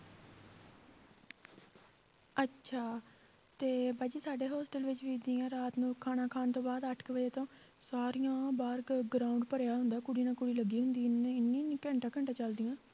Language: Punjabi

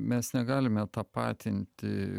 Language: Lithuanian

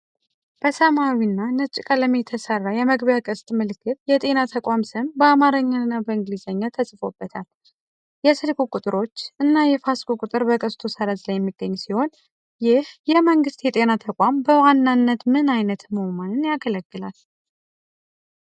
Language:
Amharic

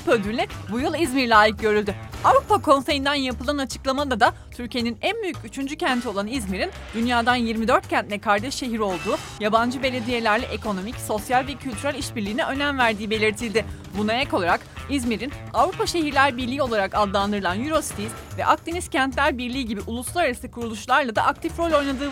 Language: Turkish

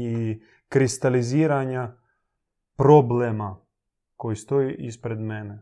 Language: Croatian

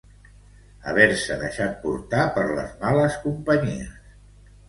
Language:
Catalan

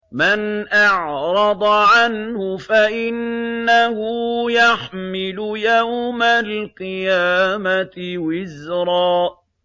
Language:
Arabic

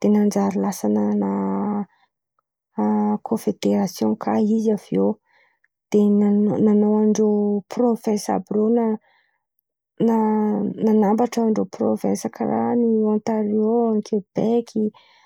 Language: Antankarana Malagasy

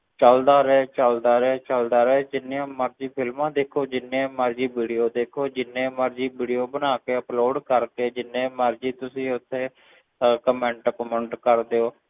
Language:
Punjabi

